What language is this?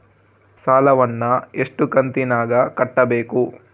Kannada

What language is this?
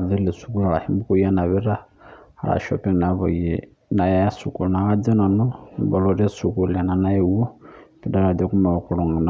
Masai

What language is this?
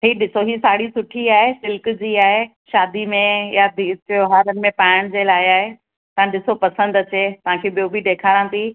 Sindhi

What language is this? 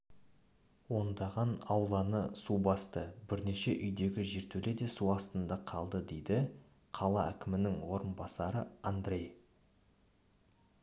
Kazakh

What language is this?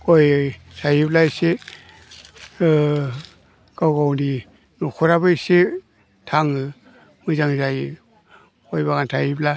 Bodo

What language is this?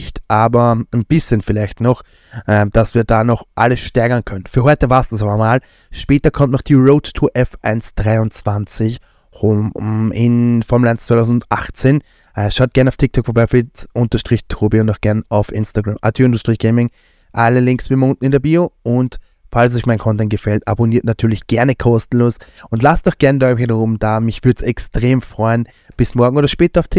German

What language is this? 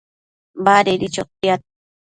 Matsés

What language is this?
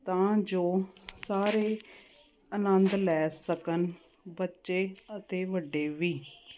Punjabi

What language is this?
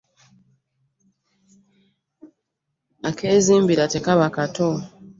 Ganda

